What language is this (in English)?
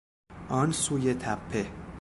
Persian